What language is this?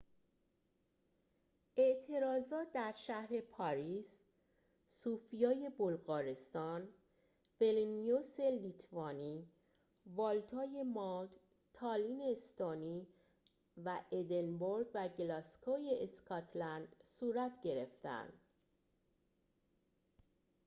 Persian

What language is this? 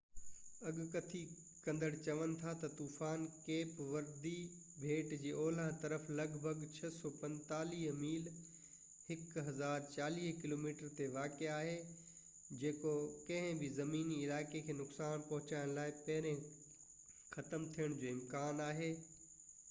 Sindhi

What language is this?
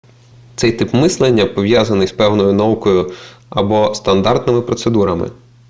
Ukrainian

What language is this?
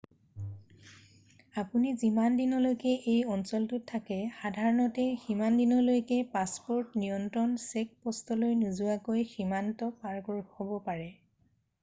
Assamese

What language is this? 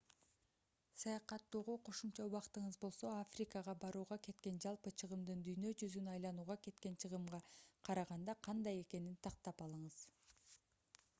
Kyrgyz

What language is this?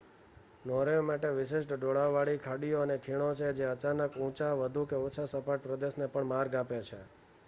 Gujarati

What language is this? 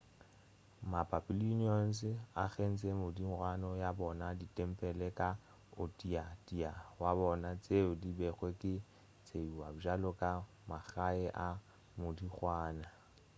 Northern Sotho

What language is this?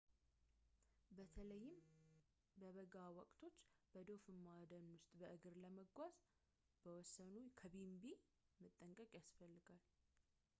Amharic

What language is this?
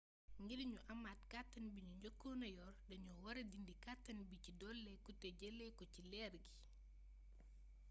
Wolof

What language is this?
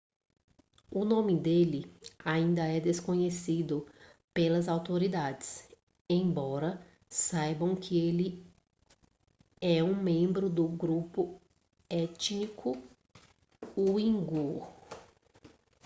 Portuguese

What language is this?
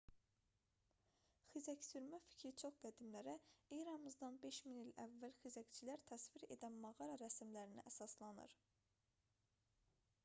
Azerbaijani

